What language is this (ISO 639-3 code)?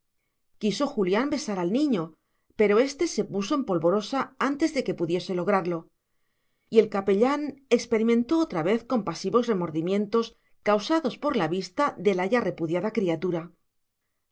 spa